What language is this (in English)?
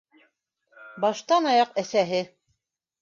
Bashkir